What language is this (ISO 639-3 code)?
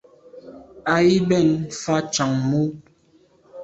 byv